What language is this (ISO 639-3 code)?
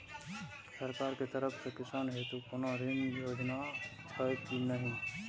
mai